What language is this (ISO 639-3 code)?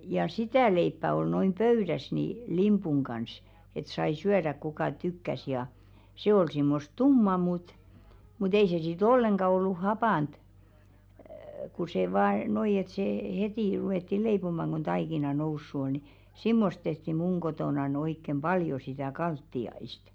fin